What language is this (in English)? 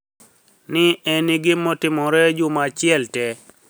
Luo (Kenya and Tanzania)